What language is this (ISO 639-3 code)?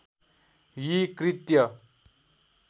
nep